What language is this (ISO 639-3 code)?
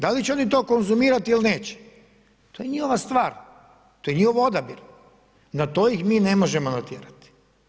hrv